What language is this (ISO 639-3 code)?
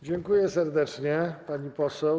pol